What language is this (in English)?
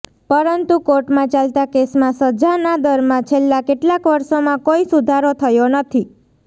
Gujarati